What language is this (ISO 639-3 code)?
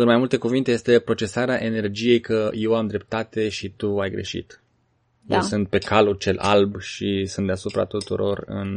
ron